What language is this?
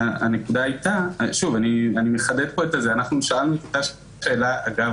Hebrew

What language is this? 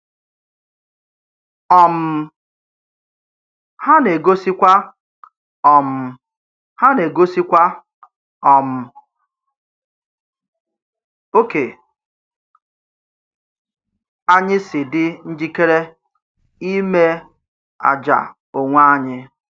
Igbo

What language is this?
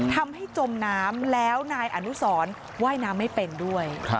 Thai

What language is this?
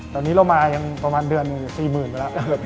Thai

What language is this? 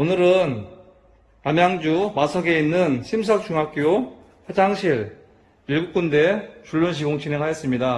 Korean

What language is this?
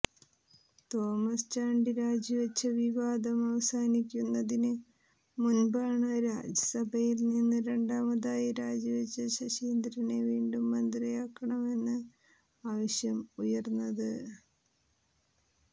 Malayalam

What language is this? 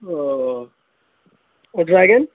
Urdu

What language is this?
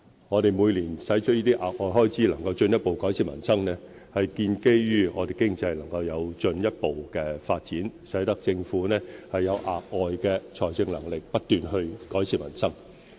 Cantonese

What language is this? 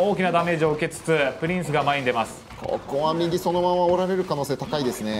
Japanese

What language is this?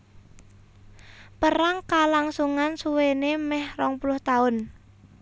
Javanese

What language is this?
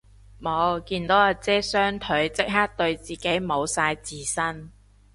Cantonese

